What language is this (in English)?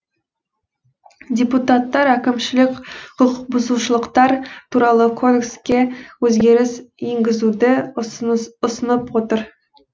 Kazakh